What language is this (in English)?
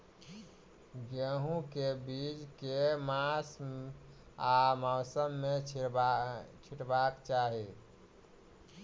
Maithili